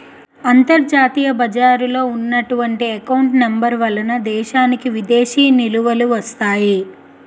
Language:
Telugu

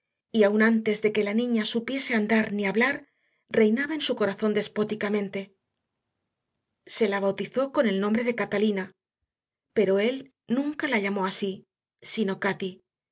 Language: Spanish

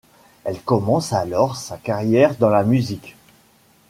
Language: French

